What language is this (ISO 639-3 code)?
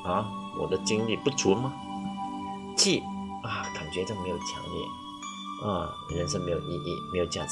zho